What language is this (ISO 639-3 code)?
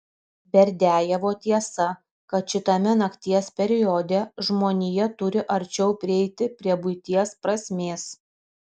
lit